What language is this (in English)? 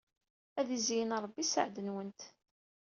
Kabyle